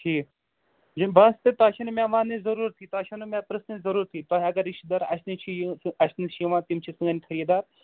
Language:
Kashmiri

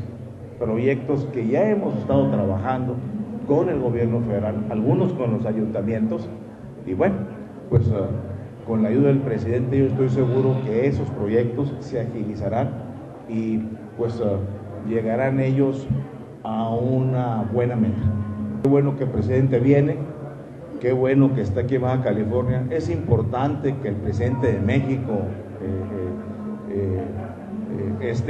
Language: Spanish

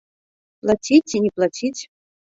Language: Belarusian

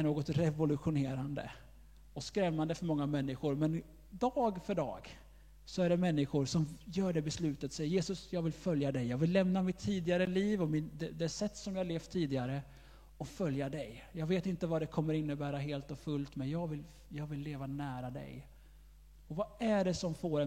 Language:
Swedish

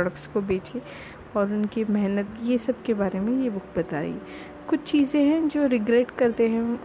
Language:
Hindi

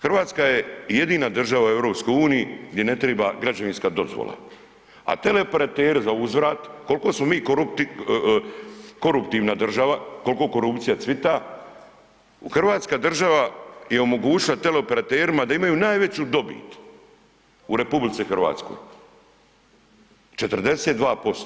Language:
Croatian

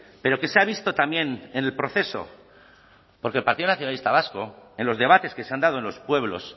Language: Spanish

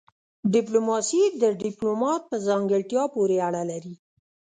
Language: Pashto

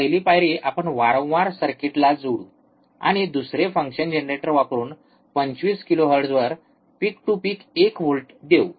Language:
Marathi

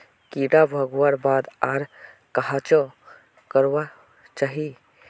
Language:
Magahi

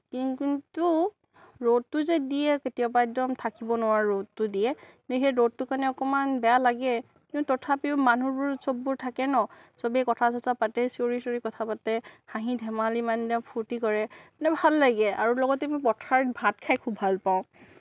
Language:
Assamese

